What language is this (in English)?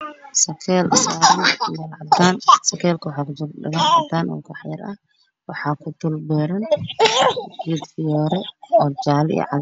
Somali